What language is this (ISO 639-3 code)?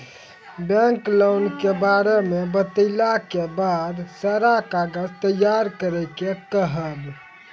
mai